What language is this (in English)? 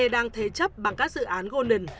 Vietnamese